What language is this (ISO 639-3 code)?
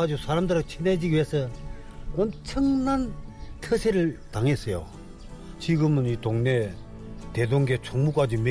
kor